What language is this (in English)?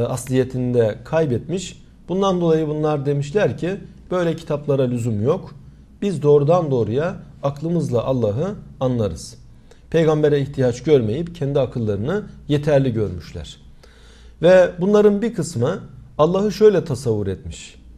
Turkish